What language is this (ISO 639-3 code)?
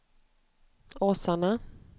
swe